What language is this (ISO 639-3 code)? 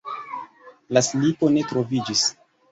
epo